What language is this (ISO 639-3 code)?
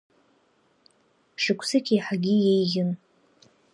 abk